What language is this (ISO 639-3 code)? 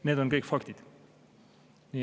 est